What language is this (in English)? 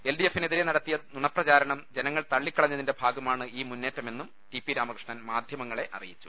Malayalam